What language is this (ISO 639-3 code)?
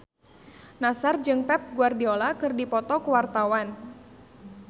sun